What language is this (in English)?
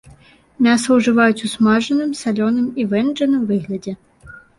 Belarusian